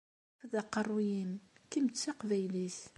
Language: Kabyle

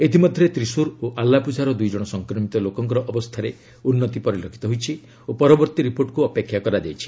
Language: Odia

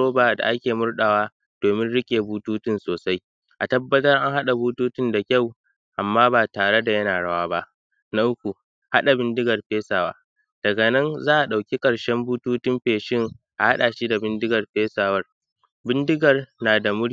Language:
Hausa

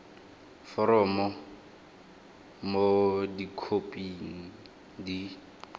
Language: Tswana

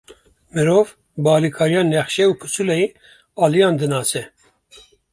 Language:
Kurdish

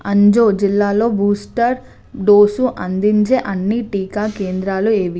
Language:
Telugu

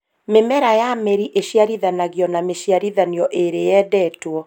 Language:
Kikuyu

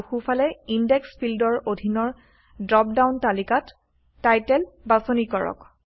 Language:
Assamese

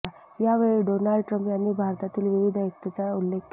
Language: Marathi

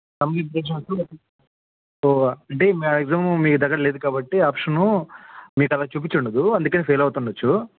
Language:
Telugu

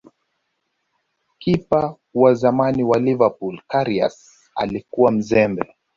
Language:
Swahili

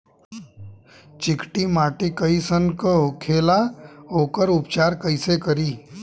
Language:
Bhojpuri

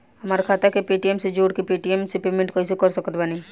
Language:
Bhojpuri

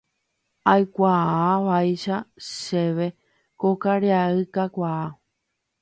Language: Guarani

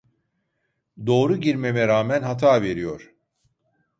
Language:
Turkish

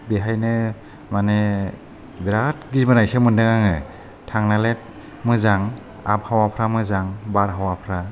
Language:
Bodo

